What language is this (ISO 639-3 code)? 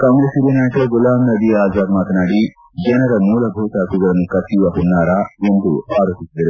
kan